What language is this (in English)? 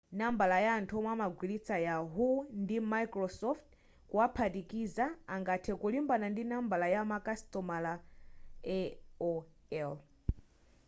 Nyanja